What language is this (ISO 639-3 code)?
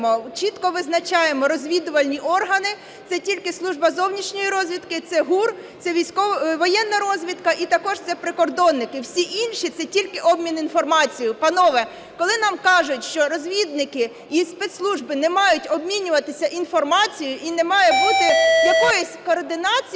ukr